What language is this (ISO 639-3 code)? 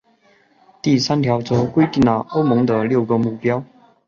zho